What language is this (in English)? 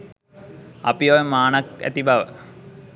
Sinhala